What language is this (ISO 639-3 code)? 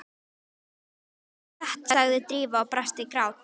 isl